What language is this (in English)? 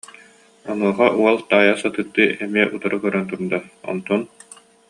Yakut